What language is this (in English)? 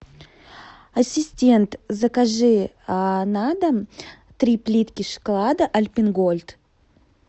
Russian